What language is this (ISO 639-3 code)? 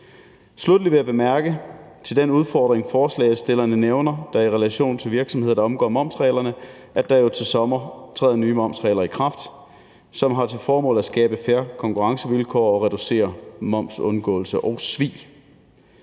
dan